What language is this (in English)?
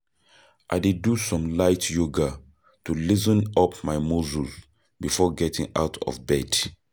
Nigerian Pidgin